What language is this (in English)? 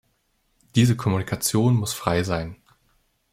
German